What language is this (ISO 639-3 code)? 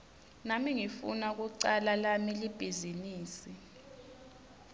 ssw